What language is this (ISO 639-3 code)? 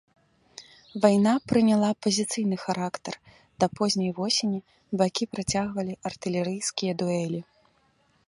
bel